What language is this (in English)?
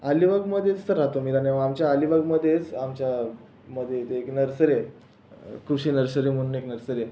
Marathi